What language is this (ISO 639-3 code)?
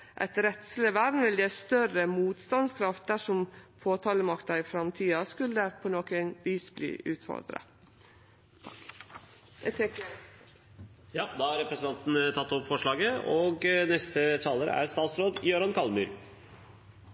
nno